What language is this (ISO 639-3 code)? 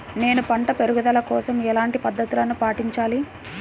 tel